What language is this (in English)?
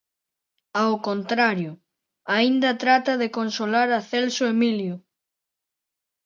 Galician